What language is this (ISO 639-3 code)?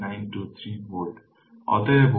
ben